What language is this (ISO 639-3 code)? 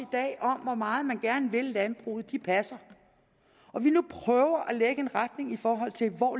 dan